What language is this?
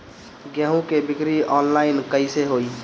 Bhojpuri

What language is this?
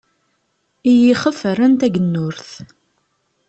Kabyle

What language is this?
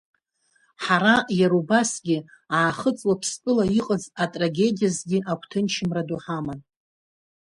Abkhazian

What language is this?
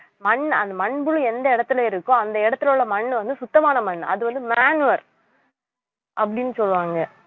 Tamil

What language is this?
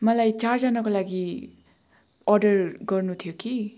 Nepali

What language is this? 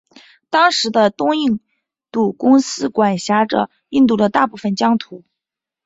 Chinese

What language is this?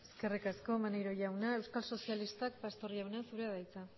Basque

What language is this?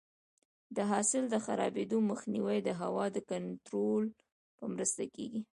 Pashto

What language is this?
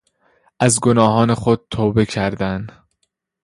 Persian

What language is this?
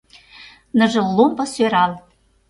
Mari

